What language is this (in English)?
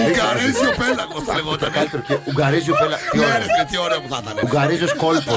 Greek